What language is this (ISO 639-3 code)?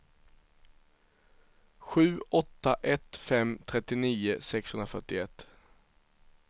swe